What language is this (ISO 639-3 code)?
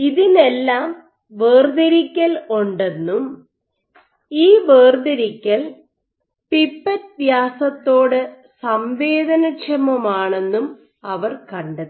mal